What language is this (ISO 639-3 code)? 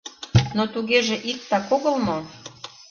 chm